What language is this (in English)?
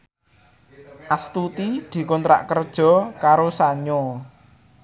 Javanese